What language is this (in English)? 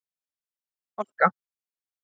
Icelandic